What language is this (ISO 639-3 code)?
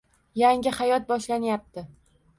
uzb